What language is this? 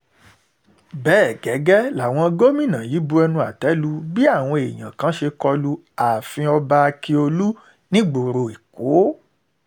Yoruba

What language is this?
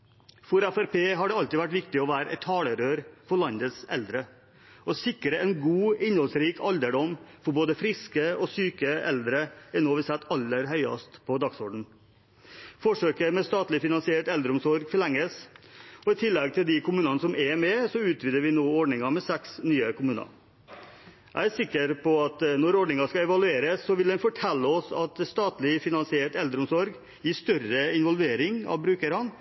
Norwegian Bokmål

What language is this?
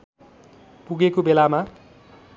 Nepali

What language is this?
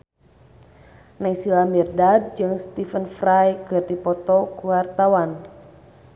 Sundanese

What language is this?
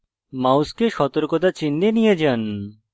Bangla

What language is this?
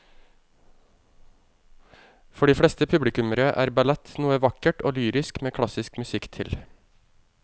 Norwegian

